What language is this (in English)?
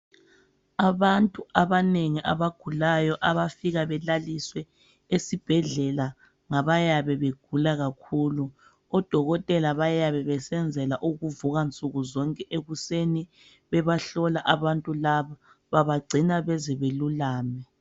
North Ndebele